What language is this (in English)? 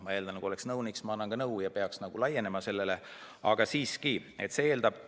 Estonian